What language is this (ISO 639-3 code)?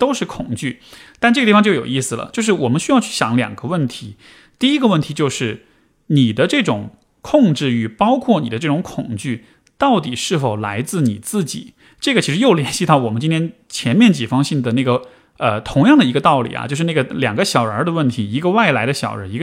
zho